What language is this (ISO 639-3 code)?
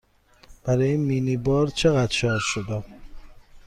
fas